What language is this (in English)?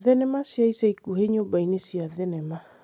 Kikuyu